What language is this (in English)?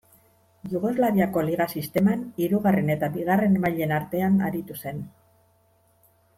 Basque